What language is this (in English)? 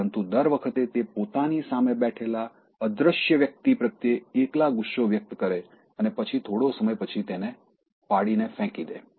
Gujarati